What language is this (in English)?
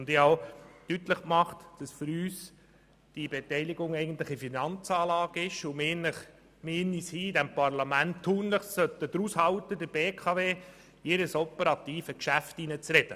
Swiss German